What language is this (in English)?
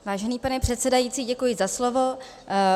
Czech